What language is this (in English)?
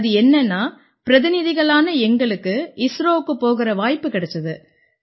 Tamil